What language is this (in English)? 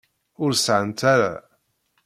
Kabyle